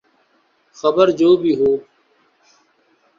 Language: Urdu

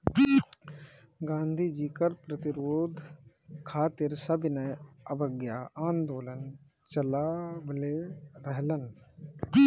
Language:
Bhojpuri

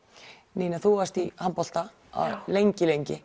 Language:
Icelandic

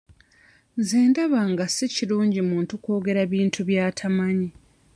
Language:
Ganda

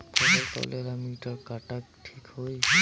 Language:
Bhojpuri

